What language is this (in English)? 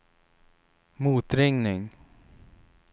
Swedish